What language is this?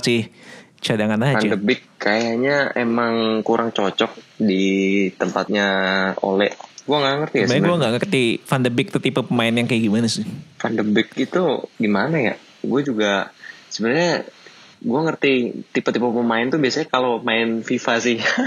Indonesian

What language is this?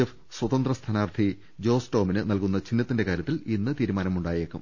Malayalam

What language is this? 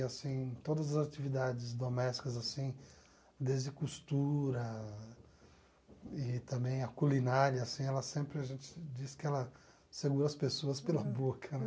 Portuguese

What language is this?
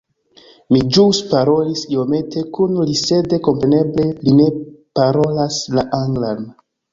Esperanto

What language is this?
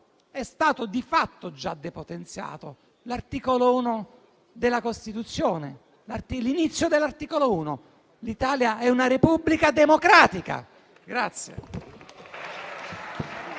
Italian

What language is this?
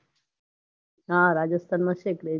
Gujarati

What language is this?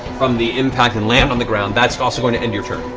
English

